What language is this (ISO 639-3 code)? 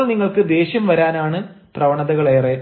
mal